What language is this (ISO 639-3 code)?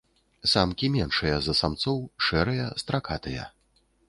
bel